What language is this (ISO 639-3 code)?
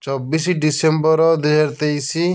ori